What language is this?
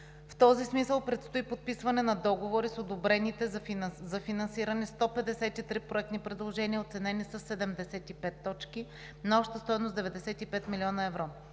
Bulgarian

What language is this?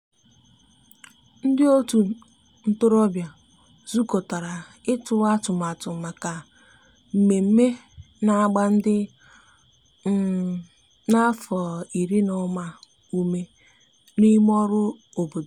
Igbo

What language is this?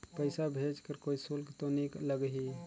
Chhattisgarhi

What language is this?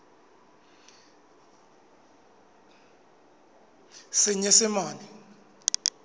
Southern Sotho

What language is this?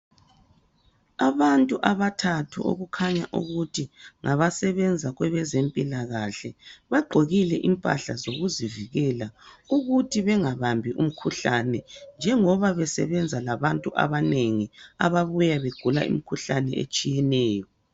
North Ndebele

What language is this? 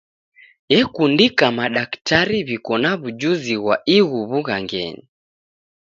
Taita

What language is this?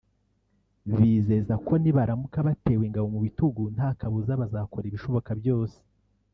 Kinyarwanda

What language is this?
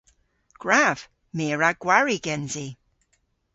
Cornish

